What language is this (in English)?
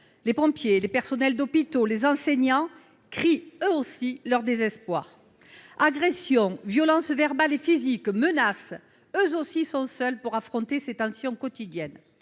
French